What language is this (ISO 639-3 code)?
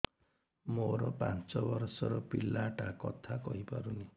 ori